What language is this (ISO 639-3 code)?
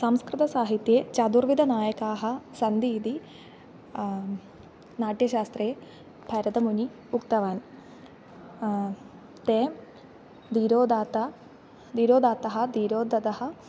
san